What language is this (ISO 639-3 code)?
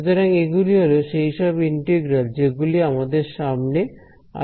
ben